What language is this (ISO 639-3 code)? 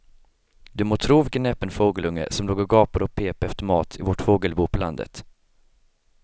swe